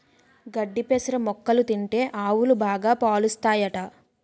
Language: Telugu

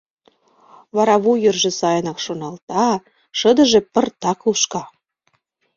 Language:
Mari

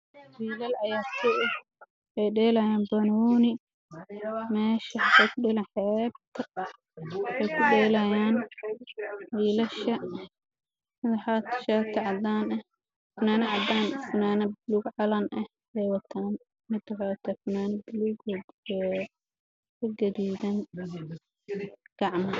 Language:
Somali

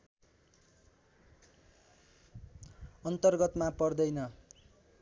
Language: Nepali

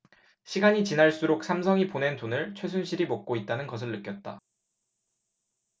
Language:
Korean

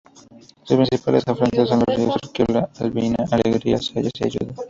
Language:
Spanish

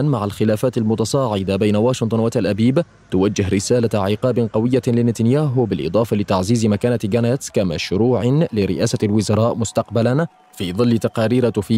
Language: Arabic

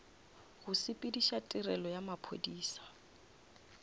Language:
Northern Sotho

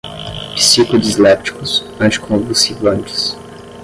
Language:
Portuguese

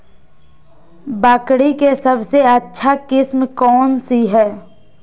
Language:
Magahi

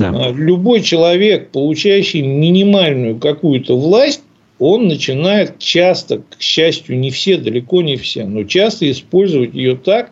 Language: Russian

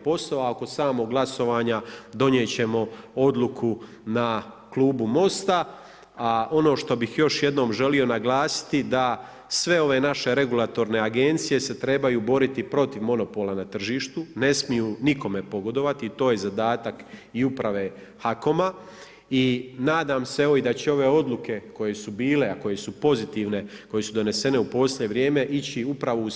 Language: Croatian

